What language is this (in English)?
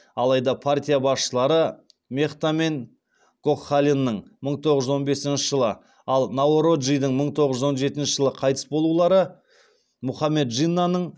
Kazakh